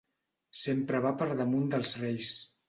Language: Catalan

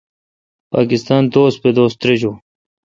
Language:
Kalkoti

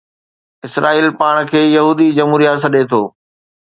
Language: Sindhi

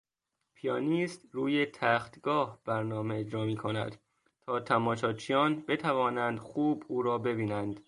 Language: Persian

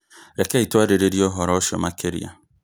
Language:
Kikuyu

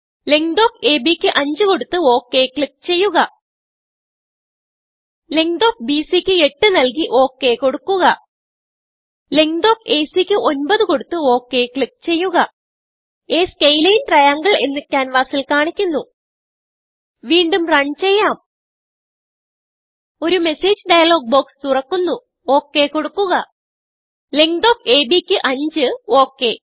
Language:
Malayalam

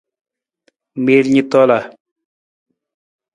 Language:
Nawdm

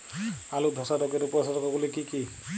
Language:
Bangla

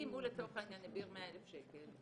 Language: Hebrew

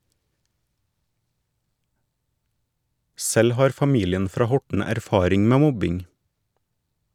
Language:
Norwegian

